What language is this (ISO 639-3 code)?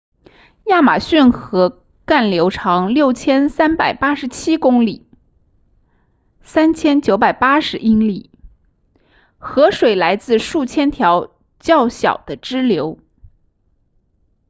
zho